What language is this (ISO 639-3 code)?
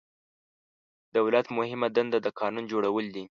pus